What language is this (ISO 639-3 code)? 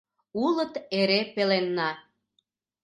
chm